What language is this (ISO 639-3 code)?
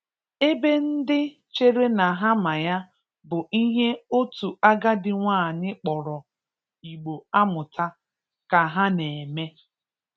ibo